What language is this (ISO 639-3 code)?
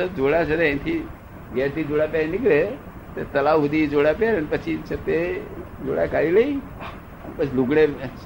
guj